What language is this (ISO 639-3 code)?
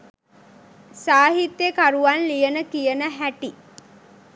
sin